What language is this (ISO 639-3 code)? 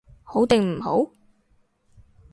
yue